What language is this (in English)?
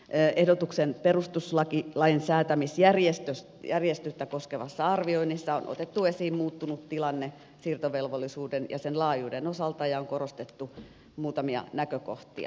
Finnish